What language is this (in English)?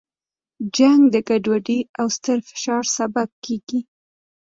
Pashto